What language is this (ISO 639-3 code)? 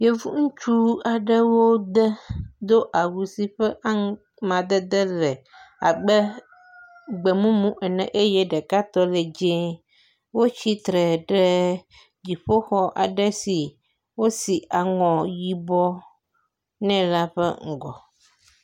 ewe